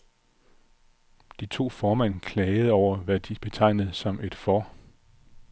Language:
Danish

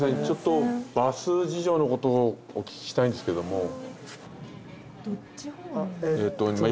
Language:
Japanese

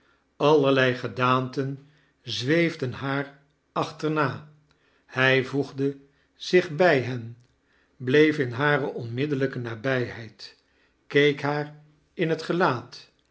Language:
Dutch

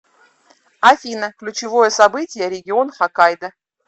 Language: Russian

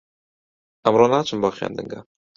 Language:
Central Kurdish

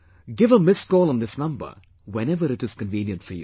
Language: English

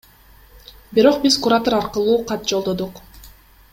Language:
Kyrgyz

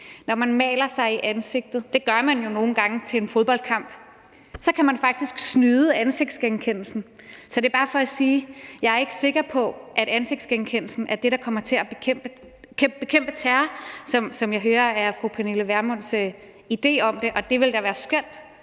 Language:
Danish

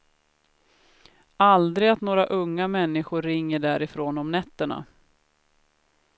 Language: Swedish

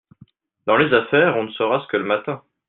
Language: French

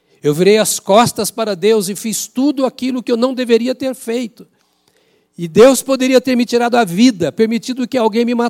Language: Portuguese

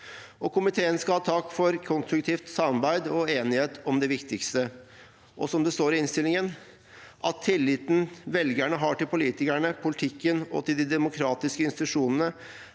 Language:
Norwegian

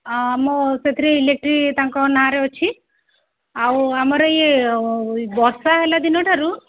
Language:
Odia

